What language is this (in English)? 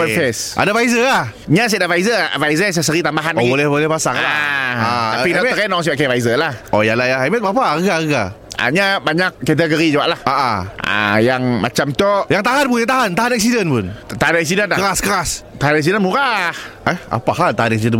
Malay